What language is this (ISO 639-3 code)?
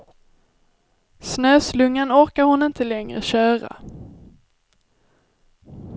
swe